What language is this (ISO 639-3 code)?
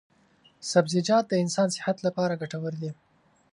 pus